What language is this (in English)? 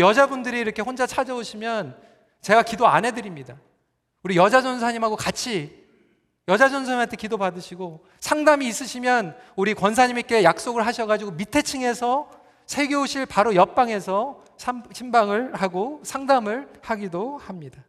Korean